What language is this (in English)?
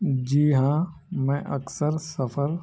Urdu